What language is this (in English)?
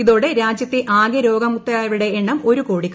Malayalam